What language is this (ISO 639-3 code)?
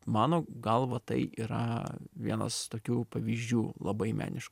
lit